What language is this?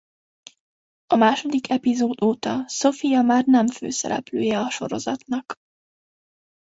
Hungarian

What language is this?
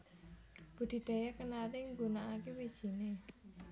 Javanese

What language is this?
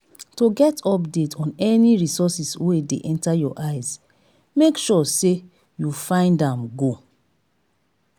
Nigerian Pidgin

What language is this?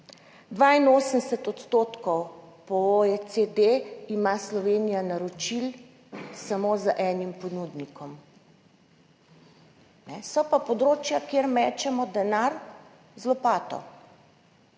Slovenian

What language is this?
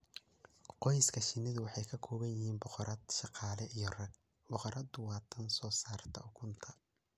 Somali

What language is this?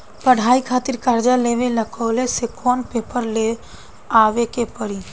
Bhojpuri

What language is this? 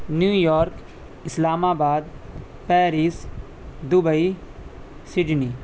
Urdu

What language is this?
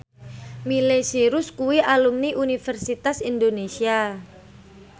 Javanese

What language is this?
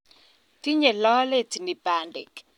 Kalenjin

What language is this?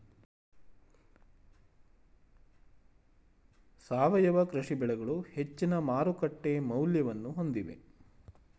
Kannada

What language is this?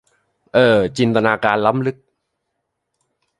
Thai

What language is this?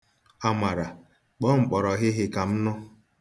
Igbo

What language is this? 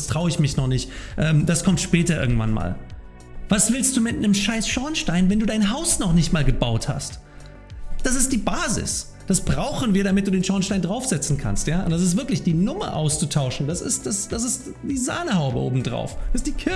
German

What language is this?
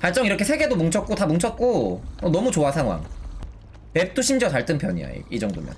Korean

